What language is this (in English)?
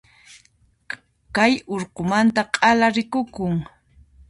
Puno Quechua